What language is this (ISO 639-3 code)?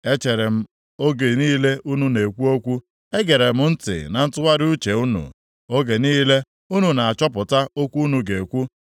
ibo